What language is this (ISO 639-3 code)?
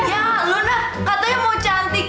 ind